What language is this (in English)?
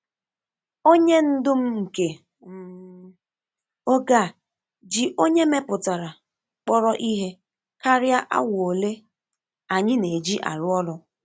Igbo